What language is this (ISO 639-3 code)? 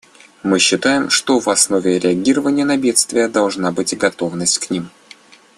rus